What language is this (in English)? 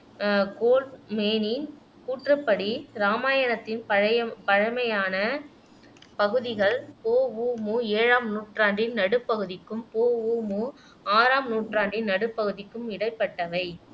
Tamil